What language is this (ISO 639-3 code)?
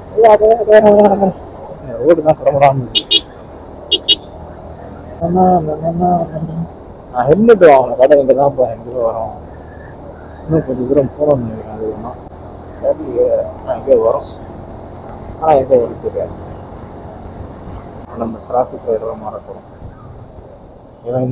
tam